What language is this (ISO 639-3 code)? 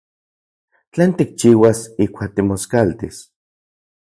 ncx